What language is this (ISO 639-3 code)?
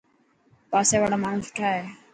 mki